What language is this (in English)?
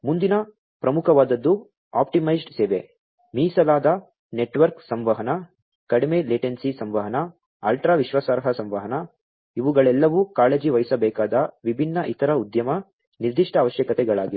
Kannada